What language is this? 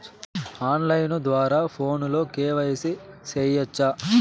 Telugu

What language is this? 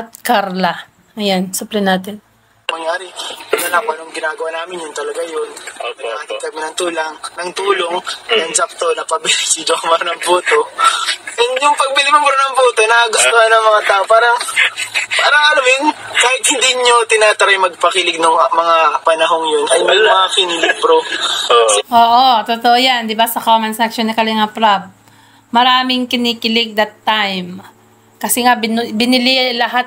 Filipino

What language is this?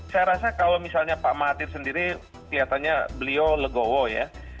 Indonesian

